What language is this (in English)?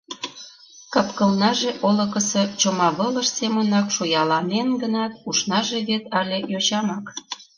Mari